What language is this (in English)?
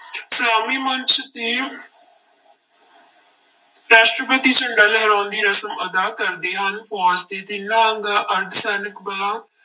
Punjabi